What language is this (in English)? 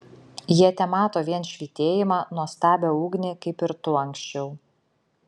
Lithuanian